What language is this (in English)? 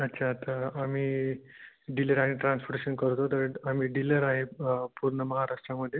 Marathi